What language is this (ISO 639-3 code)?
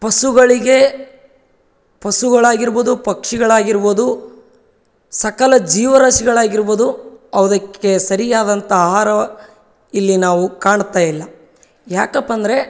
kan